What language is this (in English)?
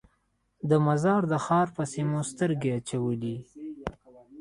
Pashto